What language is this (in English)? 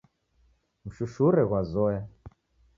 Taita